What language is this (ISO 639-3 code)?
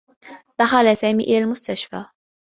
ara